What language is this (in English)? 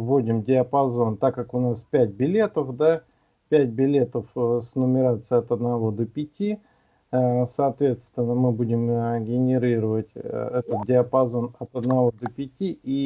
Russian